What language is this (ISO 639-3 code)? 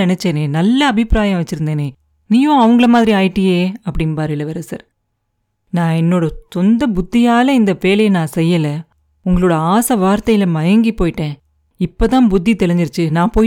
tam